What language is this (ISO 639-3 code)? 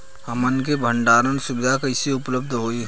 bho